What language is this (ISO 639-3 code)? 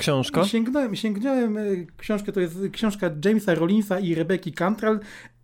pol